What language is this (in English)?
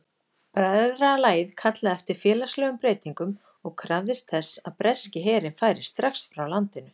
Icelandic